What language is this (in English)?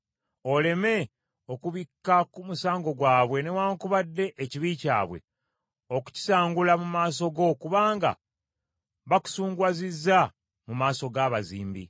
Ganda